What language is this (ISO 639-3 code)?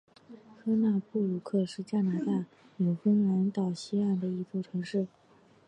zho